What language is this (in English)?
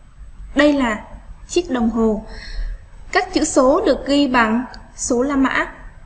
Vietnamese